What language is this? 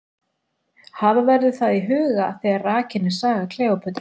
Icelandic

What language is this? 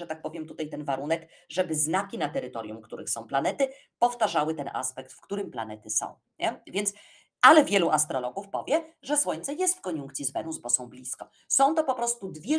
Polish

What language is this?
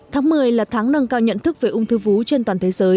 Vietnamese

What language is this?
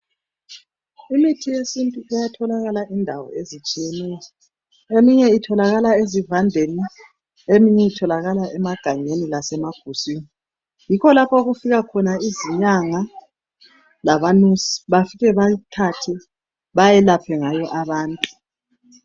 North Ndebele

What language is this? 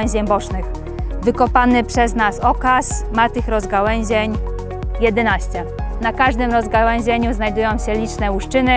Polish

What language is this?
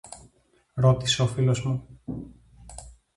Greek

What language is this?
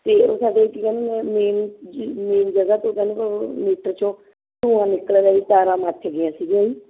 Punjabi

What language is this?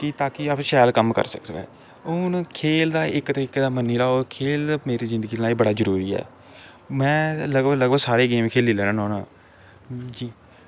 Dogri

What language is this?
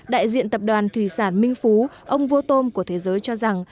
Vietnamese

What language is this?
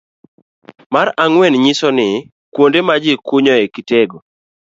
Luo (Kenya and Tanzania)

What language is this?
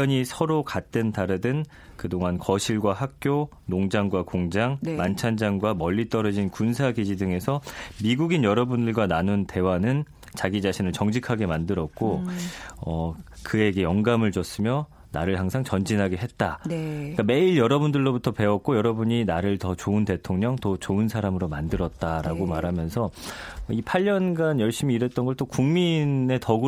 Korean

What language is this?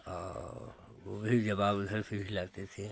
Hindi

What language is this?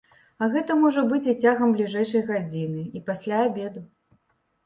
Belarusian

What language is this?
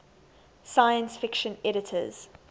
English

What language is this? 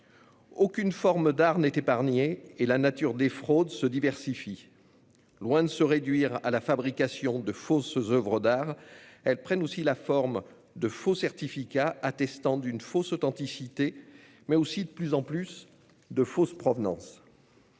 French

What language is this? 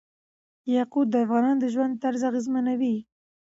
Pashto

